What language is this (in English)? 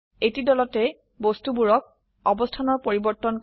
Assamese